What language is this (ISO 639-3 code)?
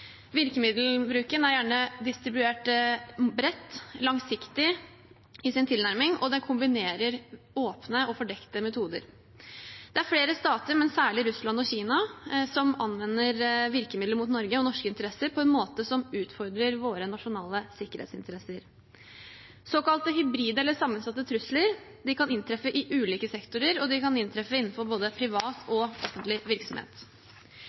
nob